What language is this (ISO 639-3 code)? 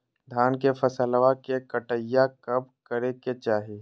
mag